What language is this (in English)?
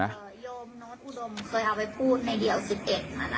Thai